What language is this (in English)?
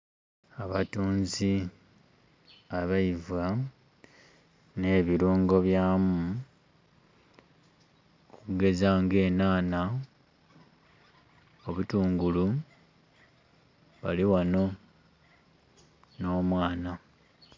Soga